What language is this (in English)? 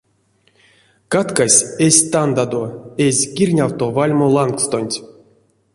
Erzya